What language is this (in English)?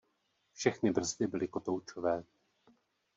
Czech